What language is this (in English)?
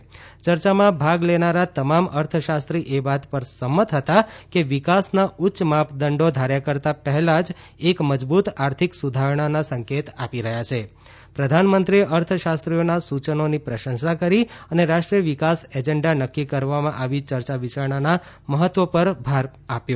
Gujarati